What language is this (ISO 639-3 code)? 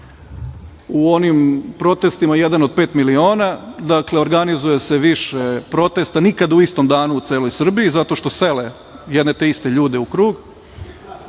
srp